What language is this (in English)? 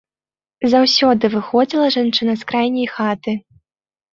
Belarusian